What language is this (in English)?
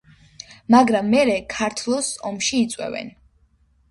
Georgian